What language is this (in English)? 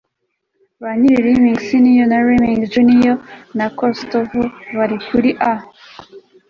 Kinyarwanda